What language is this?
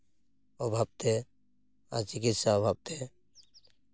Santali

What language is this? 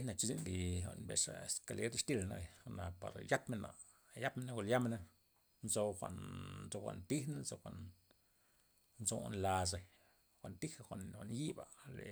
Loxicha Zapotec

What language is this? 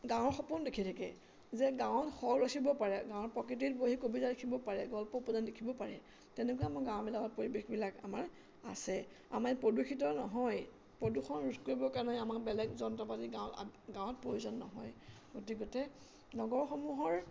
Assamese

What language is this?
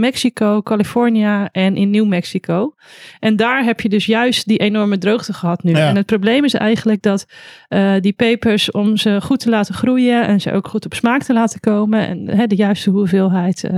Dutch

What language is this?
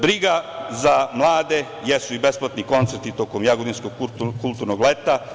Serbian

